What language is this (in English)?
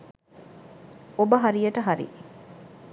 Sinhala